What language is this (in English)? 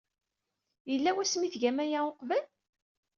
Kabyle